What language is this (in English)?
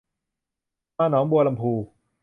Thai